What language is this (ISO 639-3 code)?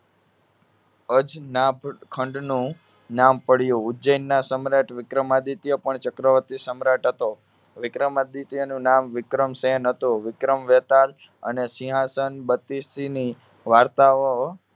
guj